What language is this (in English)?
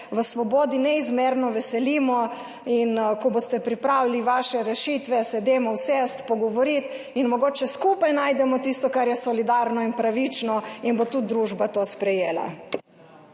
Slovenian